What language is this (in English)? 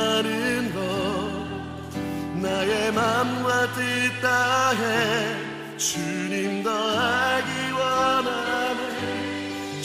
Korean